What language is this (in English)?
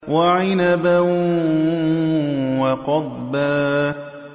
Arabic